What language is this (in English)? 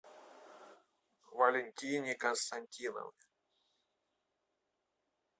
Russian